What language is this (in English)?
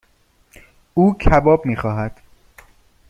Persian